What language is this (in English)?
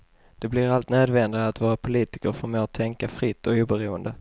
Swedish